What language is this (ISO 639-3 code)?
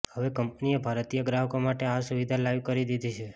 guj